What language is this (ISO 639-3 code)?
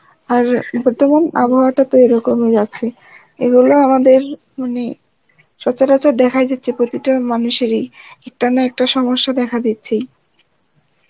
ben